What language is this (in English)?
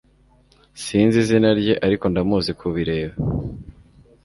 Kinyarwanda